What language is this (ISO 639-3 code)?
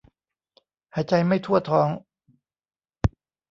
tha